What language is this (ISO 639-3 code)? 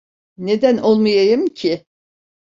tur